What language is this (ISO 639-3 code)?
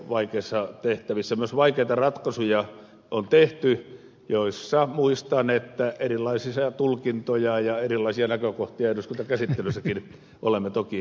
fin